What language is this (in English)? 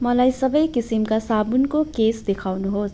Nepali